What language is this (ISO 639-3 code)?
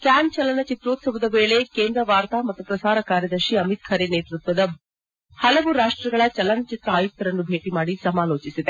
kan